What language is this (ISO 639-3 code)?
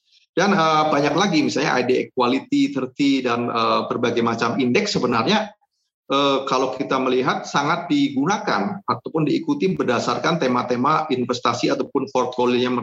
ind